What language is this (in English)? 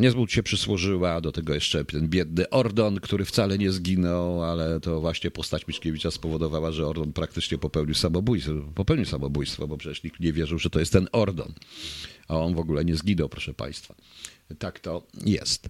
Polish